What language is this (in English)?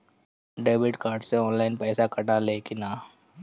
Bhojpuri